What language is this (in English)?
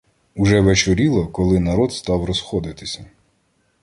Ukrainian